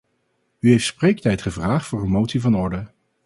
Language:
Dutch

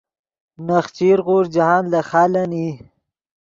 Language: Yidgha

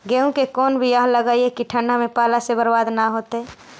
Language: Magahi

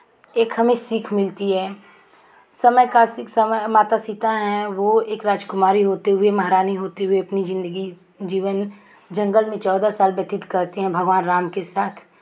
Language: Hindi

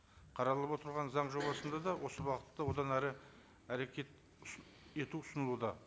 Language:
Kazakh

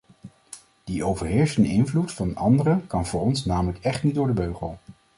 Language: Dutch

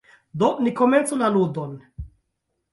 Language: Esperanto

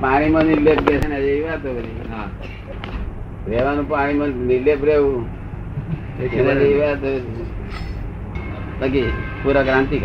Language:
Gujarati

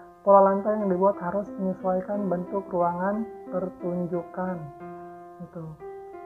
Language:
Indonesian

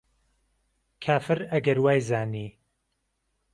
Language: Central Kurdish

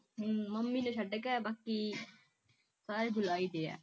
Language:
Punjabi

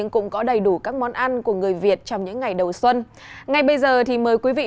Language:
Vietnamese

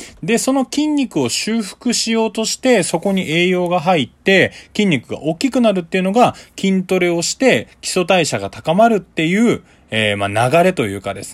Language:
Japanese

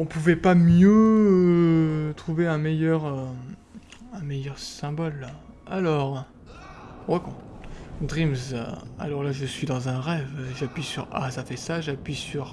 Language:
French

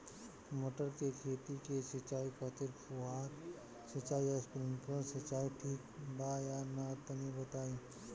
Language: Bhojpuri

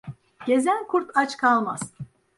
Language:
Turkish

